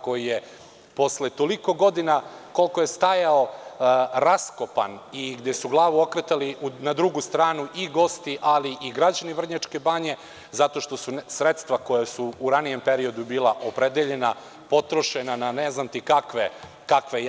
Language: Serbian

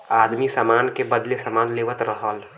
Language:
Bhojpuri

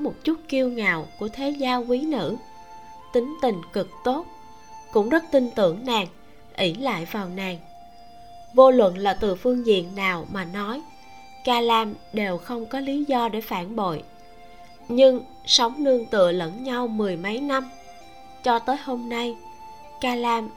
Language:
Vietnamese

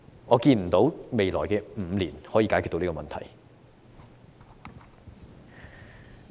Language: Cantonese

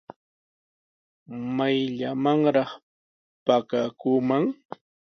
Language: Sihuas Ancash Quechua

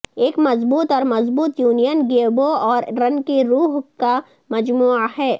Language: Urdu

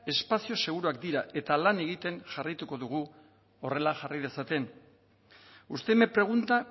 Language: Basque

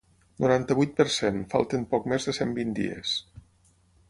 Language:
Catalan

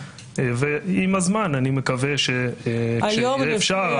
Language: Hebrew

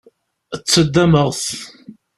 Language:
Kabyle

